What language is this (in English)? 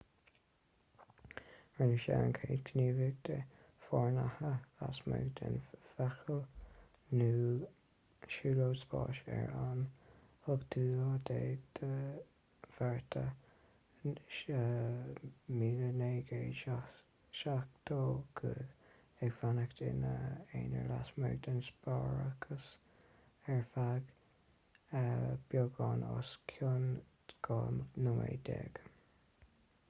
Irish